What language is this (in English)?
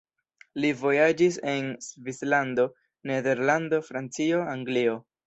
Esperanto